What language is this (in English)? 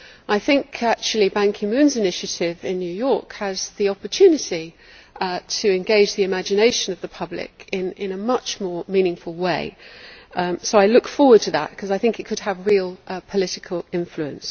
English